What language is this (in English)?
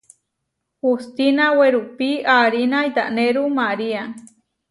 Huarijio